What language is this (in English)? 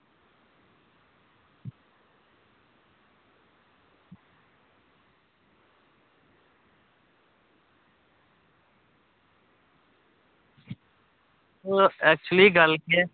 Dogri